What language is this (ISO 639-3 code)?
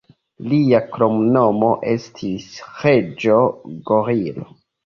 epo